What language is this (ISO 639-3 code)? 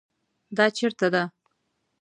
pus